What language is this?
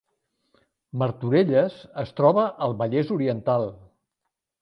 Catalan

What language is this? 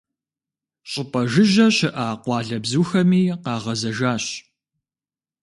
Kabardian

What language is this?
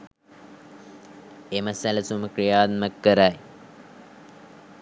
Sinhala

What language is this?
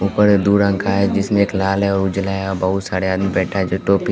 Hindi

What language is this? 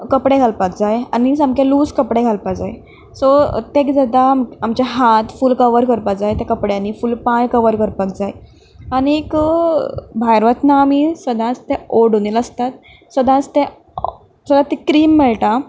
Konkani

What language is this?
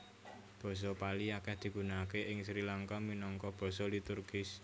Javanese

